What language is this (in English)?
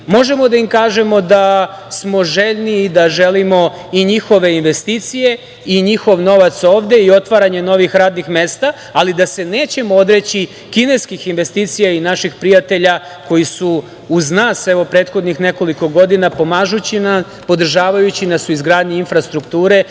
Serbian